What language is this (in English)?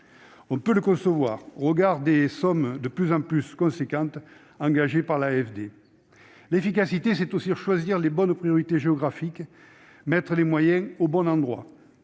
French